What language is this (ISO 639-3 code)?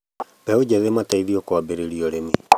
kik